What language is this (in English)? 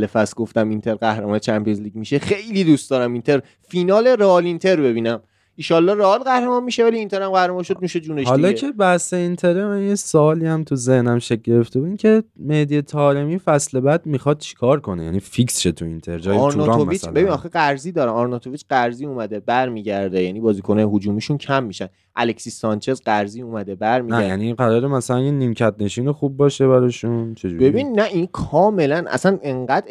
Persian